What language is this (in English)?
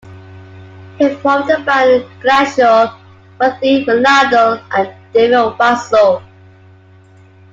English